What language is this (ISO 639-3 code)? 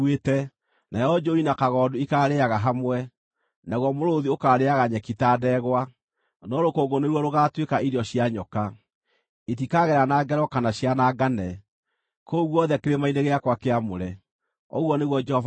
kik